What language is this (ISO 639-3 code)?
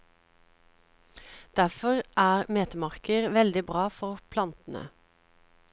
nor